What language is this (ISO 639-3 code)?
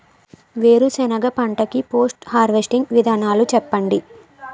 tel